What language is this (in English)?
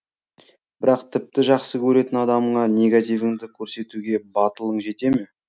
Kazakh